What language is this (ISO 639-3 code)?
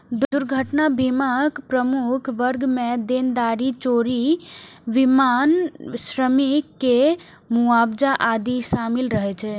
mai